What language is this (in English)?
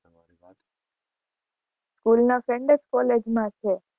Gujarati